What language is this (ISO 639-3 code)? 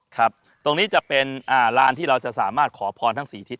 tha